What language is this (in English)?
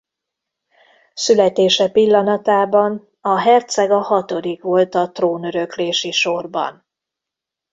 Hungarian